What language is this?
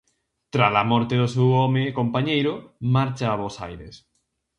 Galician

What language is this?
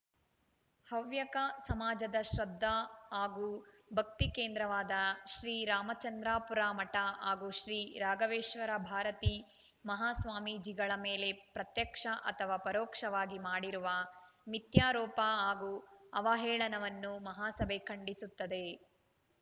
Kannada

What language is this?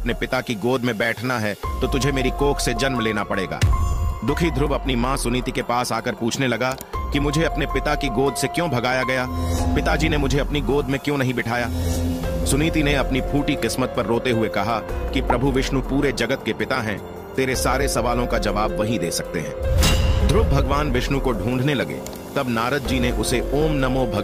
Hindi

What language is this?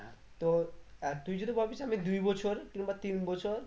Bangla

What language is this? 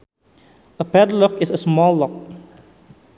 Sundanese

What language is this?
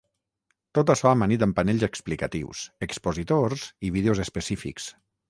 Catalan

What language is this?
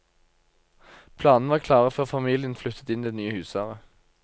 Norwegian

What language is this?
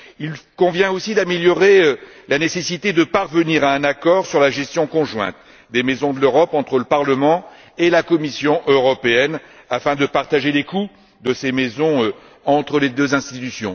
French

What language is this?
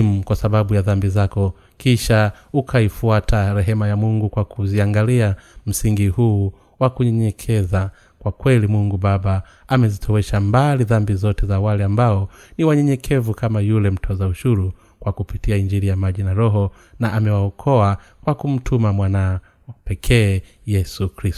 Swahili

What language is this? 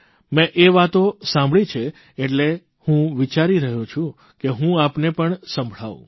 Gujarati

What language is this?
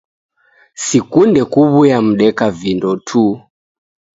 Taita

